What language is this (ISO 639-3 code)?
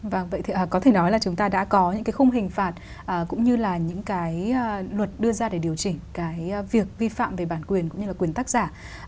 vie